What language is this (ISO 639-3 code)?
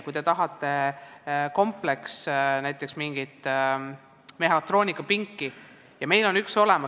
est